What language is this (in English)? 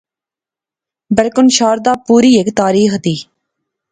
Pahari-Potwari